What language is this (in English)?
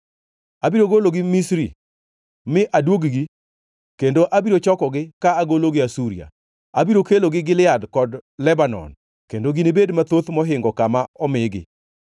Luo (Kenya and Tanzania)